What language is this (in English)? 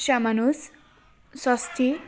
Assamese